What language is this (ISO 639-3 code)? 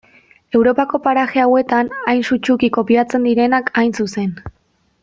eus